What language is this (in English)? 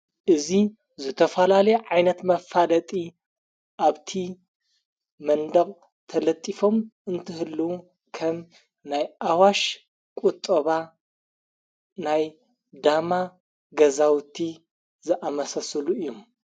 Tigrinya